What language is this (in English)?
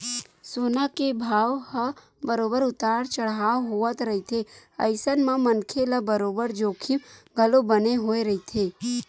Chhattisgarhi